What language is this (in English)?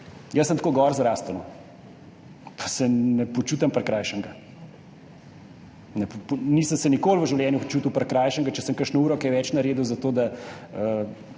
Slovenian